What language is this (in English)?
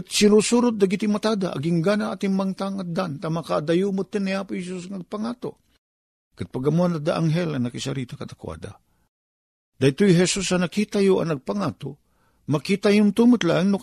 Filipino